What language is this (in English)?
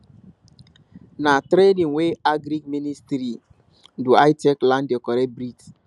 Nigerian Pidgin